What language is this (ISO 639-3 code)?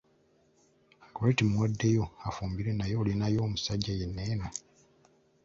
lug